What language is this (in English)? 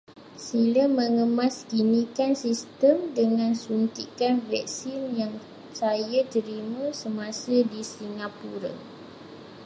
Malay